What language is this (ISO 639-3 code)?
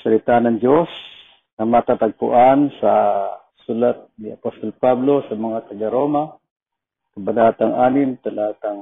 fil